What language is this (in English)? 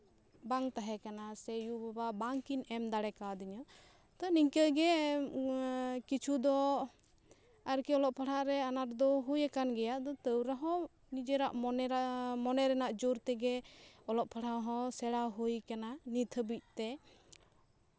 Santali